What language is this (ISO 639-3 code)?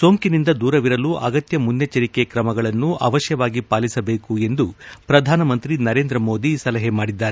kan